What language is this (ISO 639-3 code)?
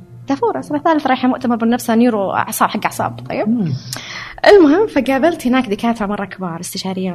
ara